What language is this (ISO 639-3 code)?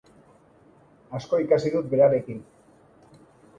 eus